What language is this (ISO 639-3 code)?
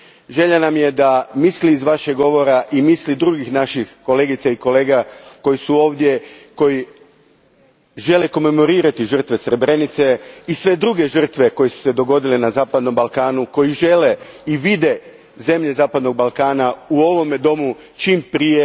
hrv